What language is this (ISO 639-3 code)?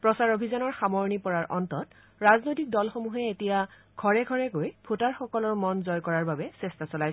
asm